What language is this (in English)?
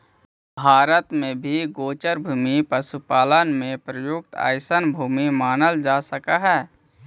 Magahi